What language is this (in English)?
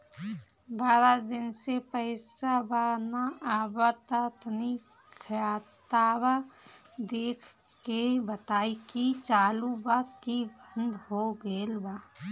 Bhojpuri